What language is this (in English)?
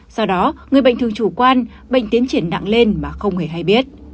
Vietnamese